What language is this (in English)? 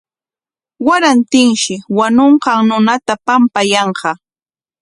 Corongo Ancash Quechua